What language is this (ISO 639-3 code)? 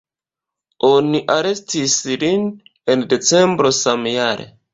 epo